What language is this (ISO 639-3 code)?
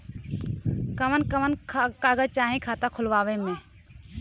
bho